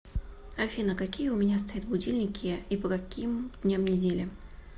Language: Russian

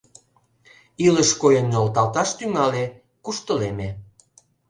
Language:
Mari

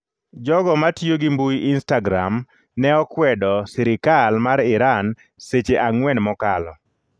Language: Luo (Kenya and Tanzania)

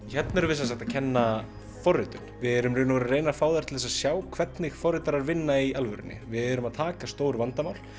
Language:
Icelandic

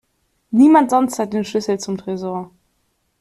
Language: German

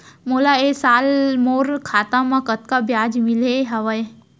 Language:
Chhattisgarhi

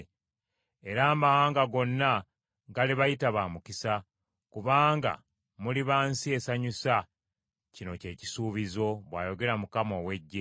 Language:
Ganda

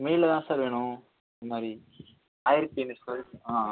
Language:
Tamil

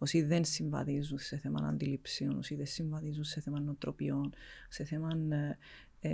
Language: Greek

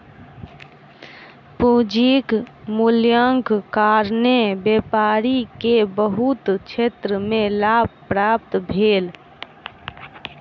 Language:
Maithili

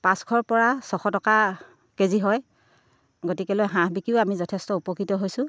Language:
Assamese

